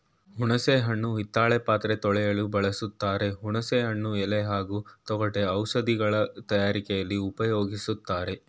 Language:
Kannada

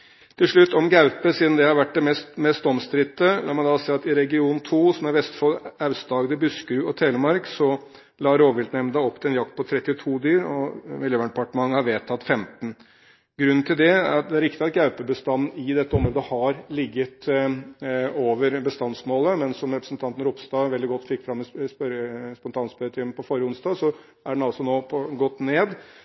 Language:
Norwegian Bokmål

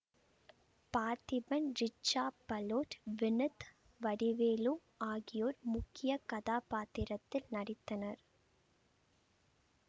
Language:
Tamil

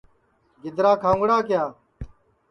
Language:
Sansi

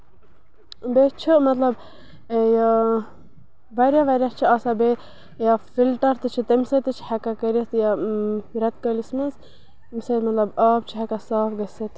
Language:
Kashmiri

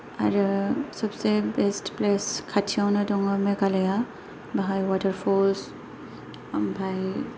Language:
Bodo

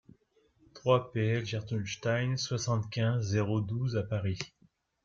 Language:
French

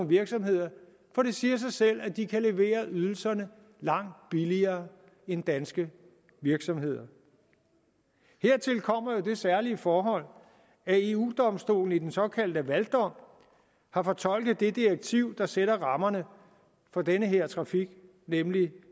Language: Danish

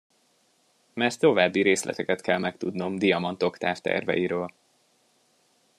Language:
Hungarian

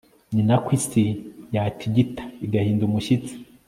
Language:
Kinyarwanda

